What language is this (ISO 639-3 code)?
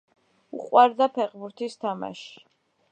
kat